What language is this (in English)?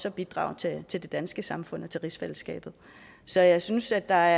Danish